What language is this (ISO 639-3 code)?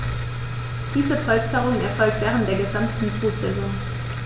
deu